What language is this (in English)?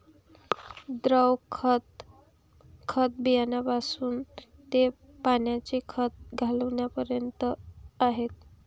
Marathi